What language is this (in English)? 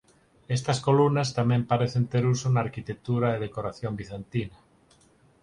Galician